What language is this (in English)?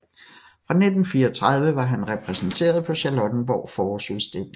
Danish